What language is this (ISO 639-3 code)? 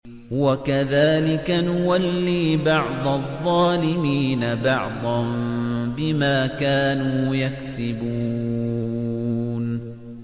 ara